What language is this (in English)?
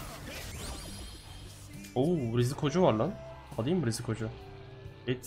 Turkish